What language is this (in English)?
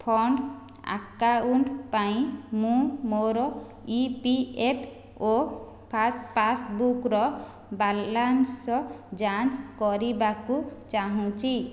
Odia